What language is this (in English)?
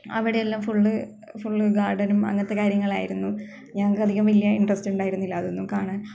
Malayalam